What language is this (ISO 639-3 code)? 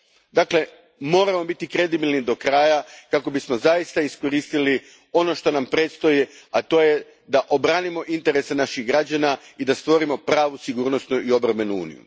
hrv